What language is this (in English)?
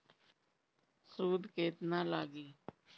Bhojpuri